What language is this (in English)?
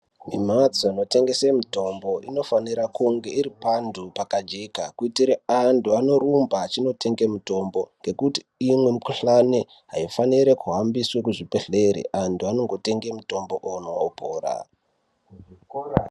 Ndau